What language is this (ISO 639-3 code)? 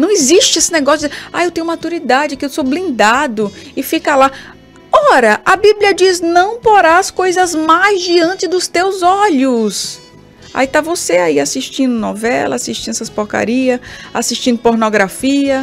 por